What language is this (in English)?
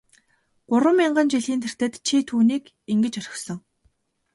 Mongolian